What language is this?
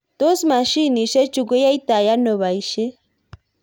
Kalenjin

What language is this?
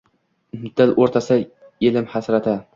Uzbek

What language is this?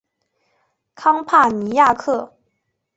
Chinese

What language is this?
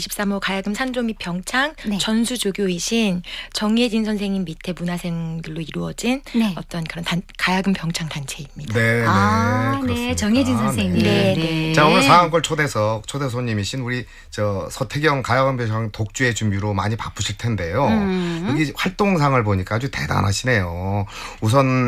Korean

